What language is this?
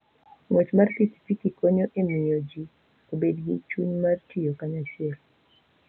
Luo (Kenya and Tanzania)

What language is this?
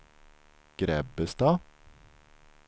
Swedish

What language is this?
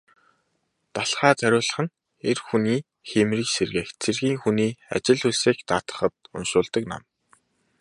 Mongolian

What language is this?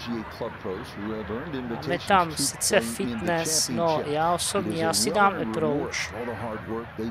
Czech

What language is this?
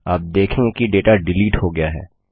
Hindi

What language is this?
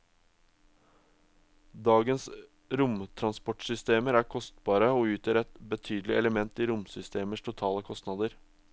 Norwegian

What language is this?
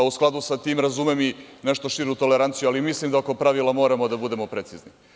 Serbian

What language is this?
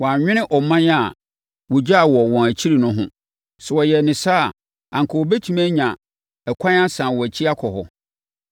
Akan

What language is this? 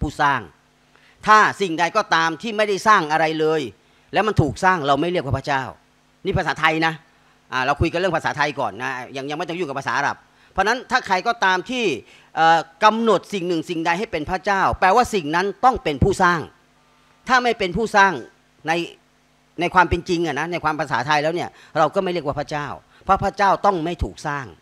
Thai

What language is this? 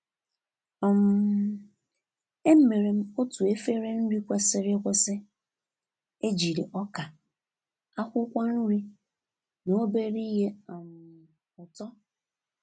Igbo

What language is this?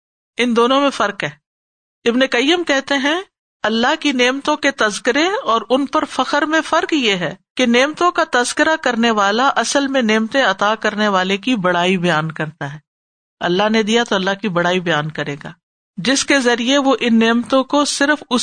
Urdu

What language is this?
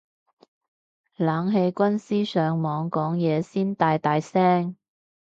Cantonese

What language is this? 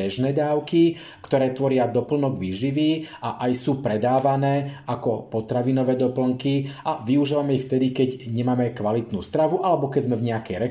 Slovak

